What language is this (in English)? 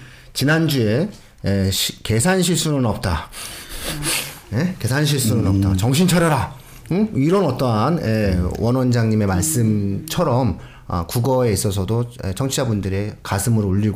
Korean